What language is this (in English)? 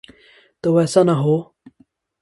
Urdu